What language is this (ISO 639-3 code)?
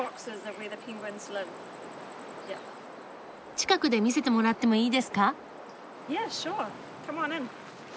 jpn